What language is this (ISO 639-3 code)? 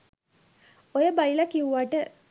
sin